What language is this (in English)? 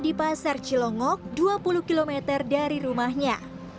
Indonesian